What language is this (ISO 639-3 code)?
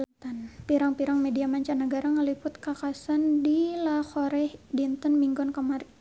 sun